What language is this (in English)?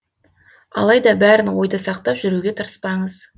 Kazakh